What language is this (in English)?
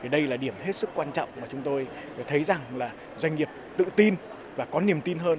Vietnamese